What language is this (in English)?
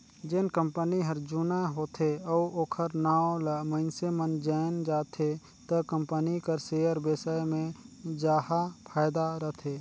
Chhattisgarhi